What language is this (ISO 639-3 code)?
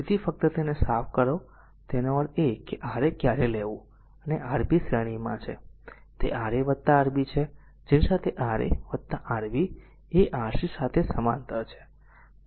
guj